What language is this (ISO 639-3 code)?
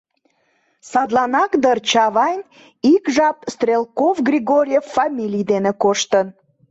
chm